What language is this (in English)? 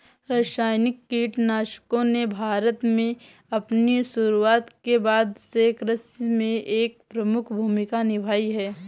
Hindi